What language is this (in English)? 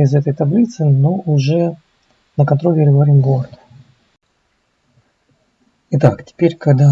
Russian